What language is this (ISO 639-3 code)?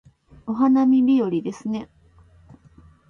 jpn